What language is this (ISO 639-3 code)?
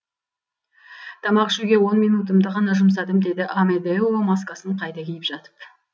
kaz